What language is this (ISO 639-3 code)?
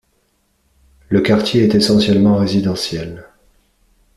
fra